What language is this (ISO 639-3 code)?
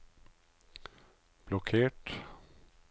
nor